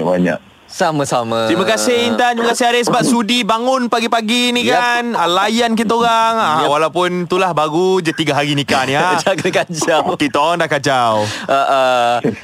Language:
Malay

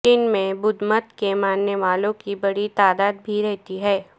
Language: Urdu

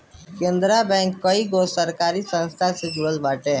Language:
Bhojpuri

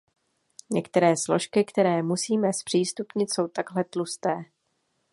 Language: Czech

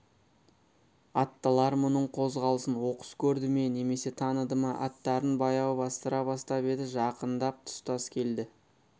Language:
Kazakh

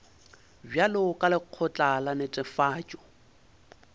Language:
Northern Sotho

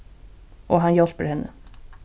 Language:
Faroese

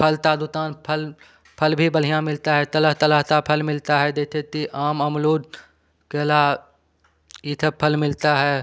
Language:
Hindi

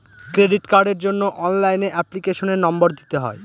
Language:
Bangla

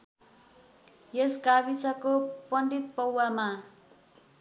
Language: Nepali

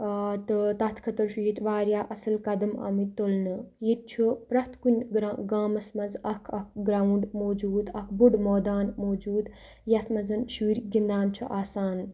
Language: Kashmiri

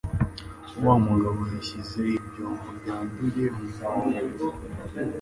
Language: Kinyarwanda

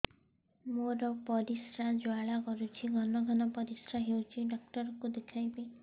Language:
Odia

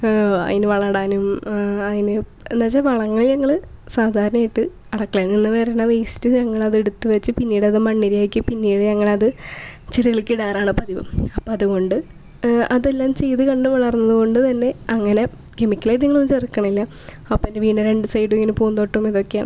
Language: Malayalam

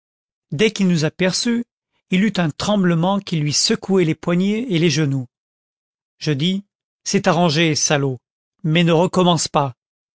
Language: French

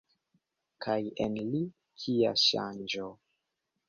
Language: Esperanto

